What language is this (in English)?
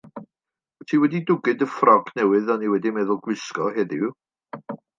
Welsh